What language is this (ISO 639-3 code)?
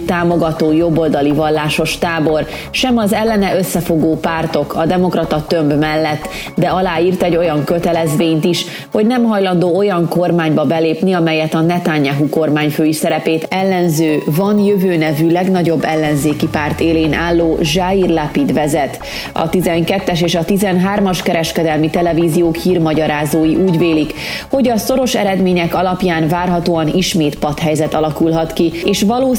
hun